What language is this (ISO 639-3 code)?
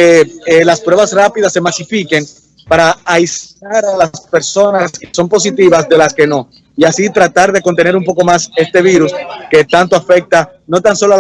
spa